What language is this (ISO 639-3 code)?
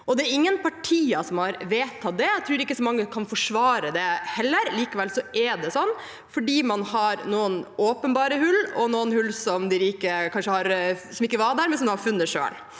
nor